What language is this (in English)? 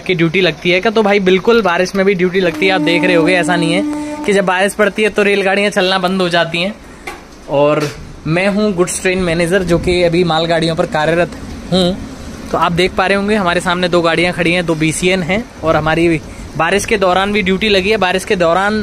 Hindi